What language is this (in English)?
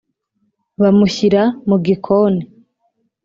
Kinyarwanda